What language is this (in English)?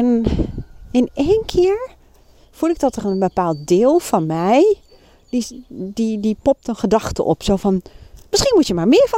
Dutch